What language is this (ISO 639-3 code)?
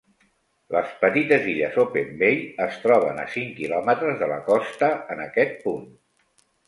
cat